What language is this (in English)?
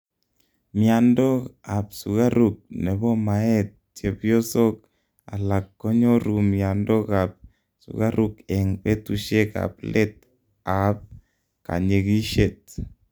Kalenjin